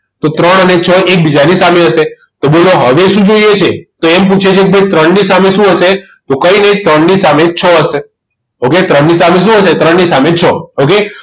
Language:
Gujarati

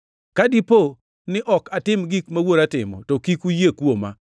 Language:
Luo (Kenya and Tanzania)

